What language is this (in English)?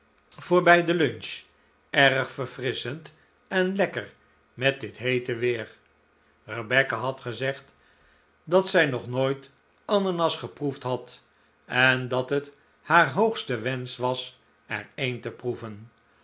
Dutch